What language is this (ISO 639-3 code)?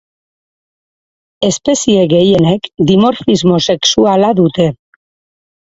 eus